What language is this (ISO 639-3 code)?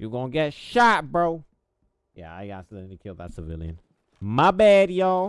eng